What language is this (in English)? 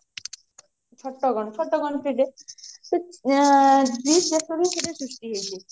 Odia